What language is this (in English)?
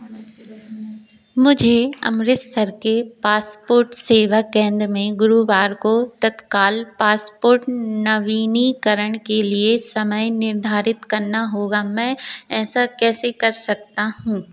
Hindi